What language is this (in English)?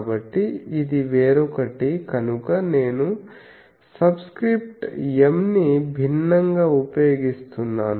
Telugu